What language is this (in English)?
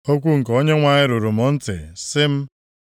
Igbo